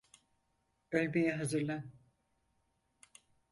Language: Turkish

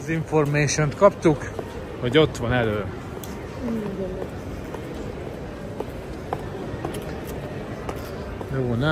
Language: Hungarian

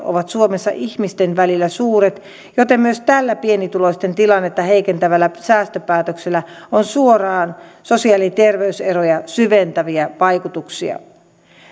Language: Finnish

